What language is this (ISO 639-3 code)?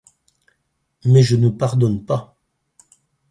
fra